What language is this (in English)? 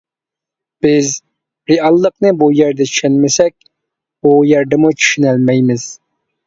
Uyghur